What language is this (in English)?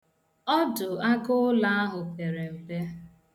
Igbo